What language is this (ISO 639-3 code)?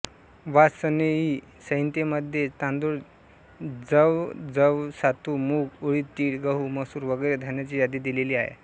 mar